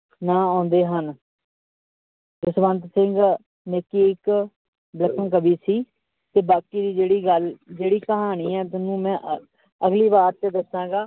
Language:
Punjabi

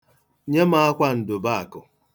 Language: Igbo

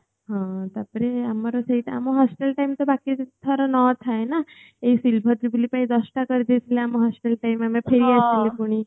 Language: Odia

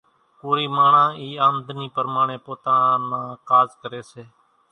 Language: Kachi Koli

